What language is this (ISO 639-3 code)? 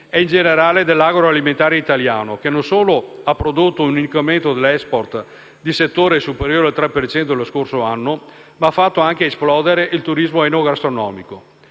ita